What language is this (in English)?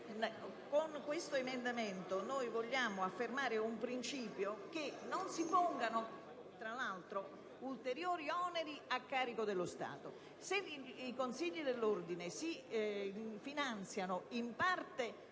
Italian